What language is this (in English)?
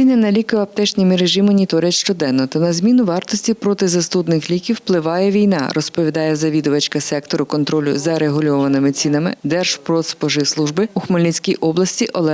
Ukrainian